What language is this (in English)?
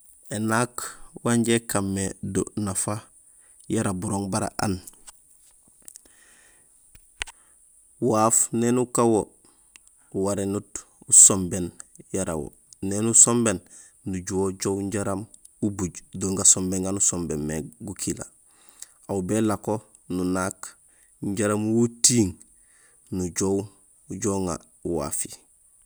Gusilay